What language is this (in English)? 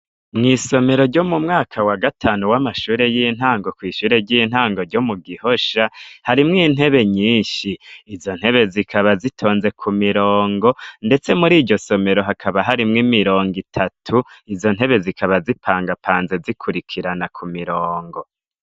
Rundi